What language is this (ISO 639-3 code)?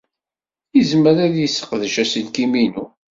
kab